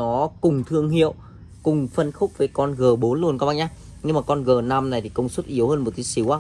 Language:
Vietnamese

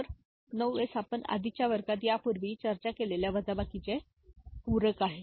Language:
Marathi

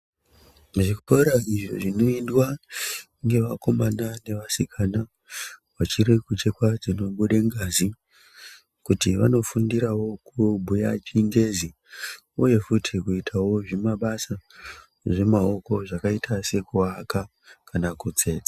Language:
Ndau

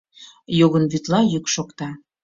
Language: Mari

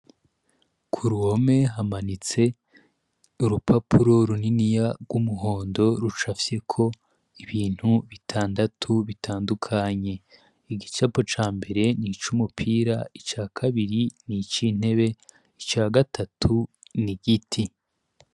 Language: Rundi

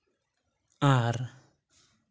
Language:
Santali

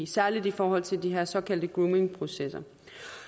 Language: Danish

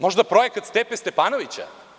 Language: Serbian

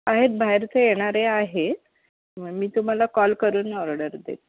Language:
Marathi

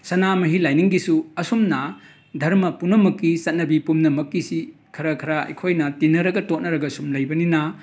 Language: Manipuri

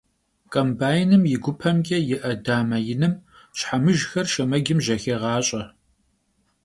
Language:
Kabardian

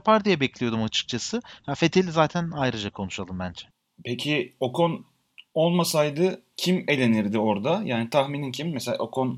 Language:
Turkish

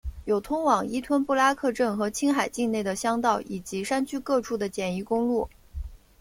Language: Chinese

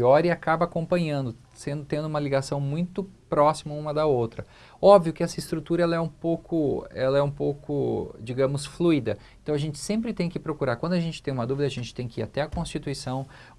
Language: Portuguese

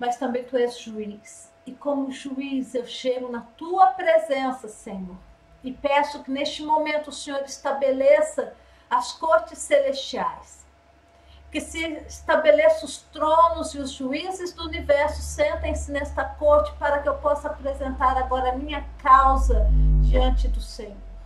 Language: Portuguese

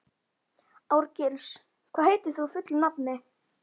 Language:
Icelandic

